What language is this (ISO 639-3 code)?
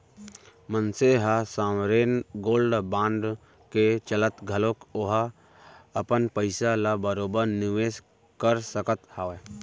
hne